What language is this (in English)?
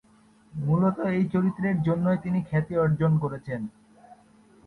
Bangla